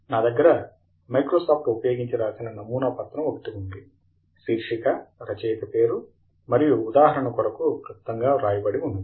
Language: Telugu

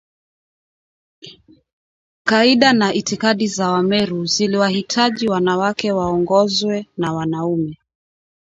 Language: Swahili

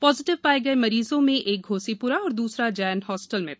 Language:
Hindi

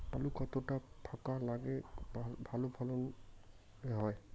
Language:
Bangla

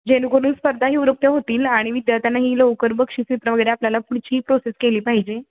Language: Marathi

